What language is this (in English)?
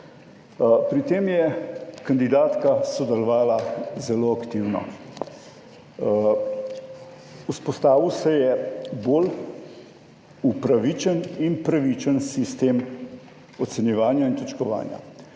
Slovenian